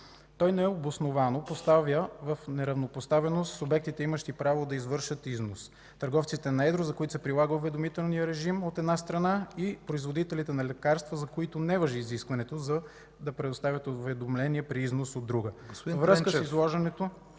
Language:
Bulgarian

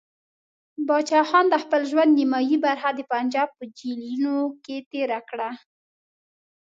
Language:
Pashto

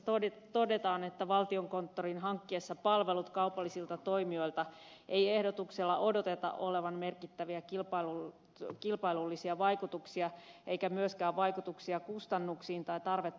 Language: Finnish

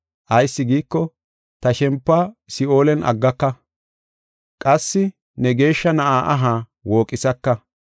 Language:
Gofa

